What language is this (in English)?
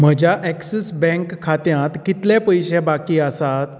Konkani